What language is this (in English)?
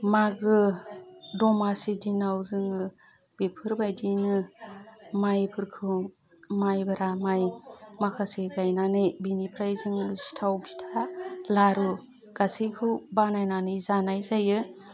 Bodo